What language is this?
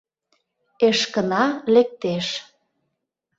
Mari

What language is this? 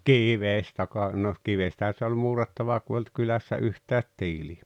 Finnish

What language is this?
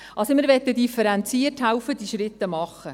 Swiss German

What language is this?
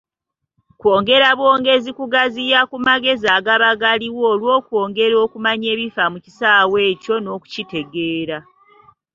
Ganda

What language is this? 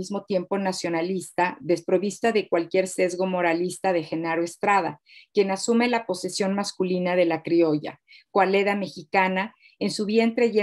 Spanish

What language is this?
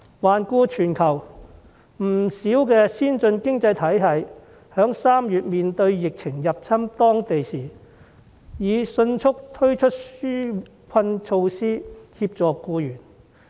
Cantonese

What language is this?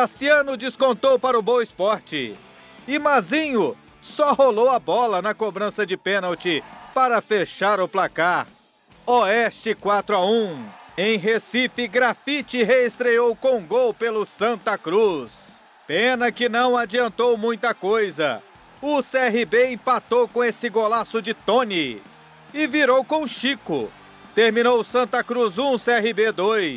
Portuguese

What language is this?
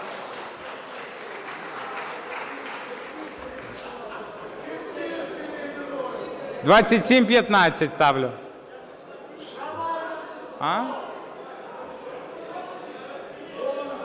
Ukrainian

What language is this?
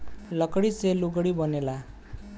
Bhojpuri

